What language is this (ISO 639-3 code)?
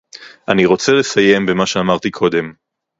heb